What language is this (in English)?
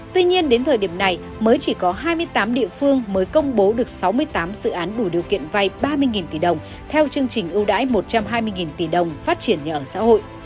Vietnamese